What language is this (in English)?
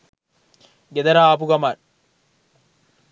Sinhala